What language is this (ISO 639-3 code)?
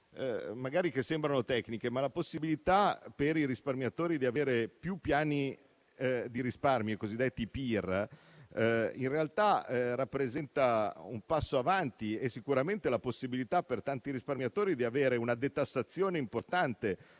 ita